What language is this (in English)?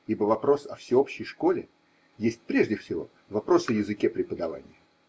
Russian